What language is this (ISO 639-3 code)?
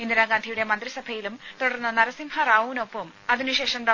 mal